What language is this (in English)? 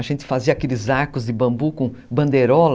Portuguese